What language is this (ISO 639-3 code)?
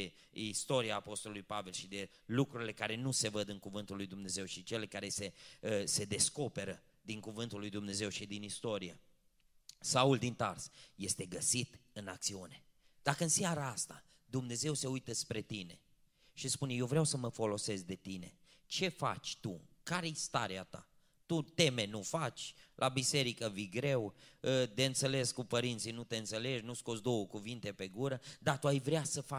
ron